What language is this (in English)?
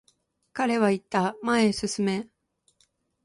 Japanese